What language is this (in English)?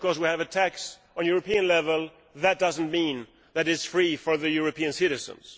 English